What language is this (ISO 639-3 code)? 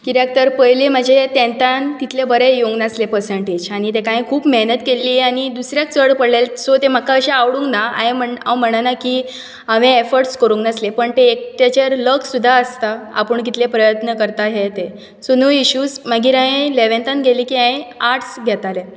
kok